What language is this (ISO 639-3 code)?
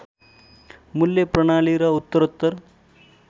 nep